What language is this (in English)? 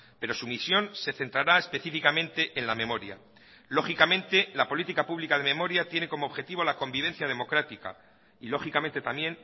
Spanish